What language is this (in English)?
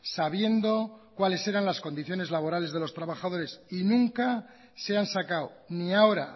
Spanish